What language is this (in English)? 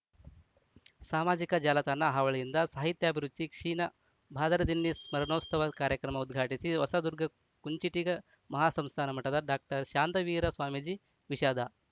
Kannada